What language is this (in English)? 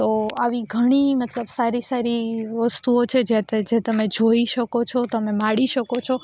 Gujarati